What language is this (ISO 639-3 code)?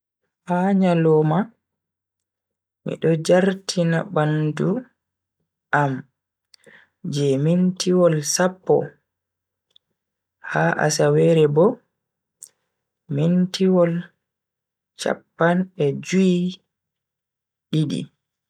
fui